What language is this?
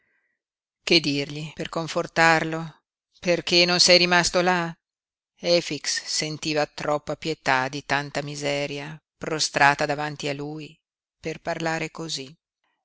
Italian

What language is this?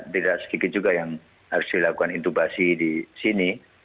Indonesian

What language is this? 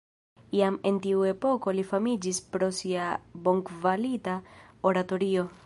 Esperanto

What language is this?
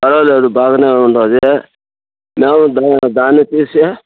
Telugu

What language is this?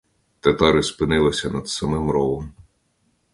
Ukrainian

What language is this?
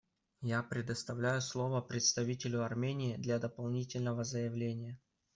Russian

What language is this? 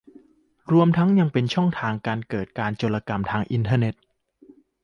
Thai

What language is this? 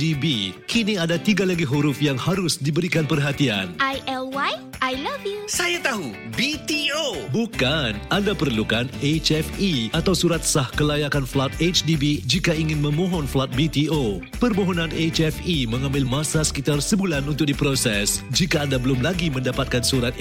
Malay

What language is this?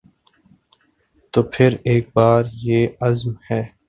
Urdu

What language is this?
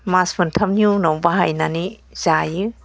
Bodo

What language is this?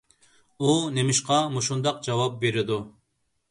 Uyghur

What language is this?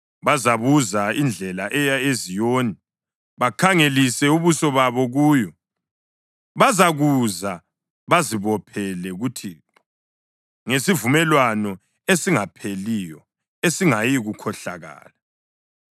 North Ndebele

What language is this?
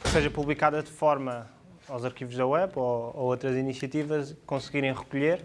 Portuguese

